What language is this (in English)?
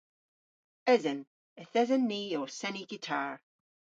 Cornish